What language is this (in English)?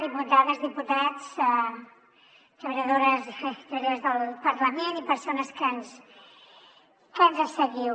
Catalan